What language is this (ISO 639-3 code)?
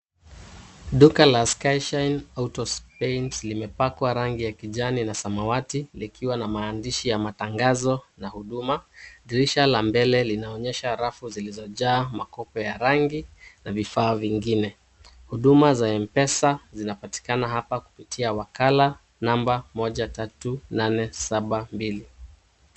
swa